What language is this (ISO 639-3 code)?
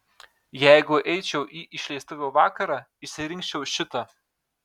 lit